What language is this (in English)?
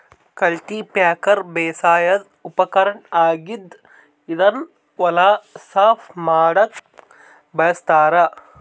Kannada